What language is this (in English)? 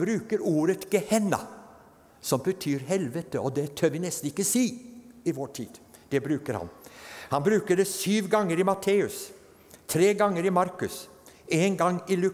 Norwegian